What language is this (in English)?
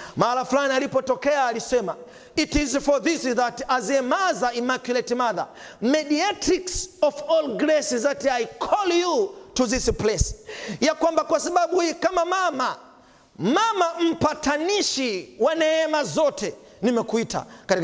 Swahili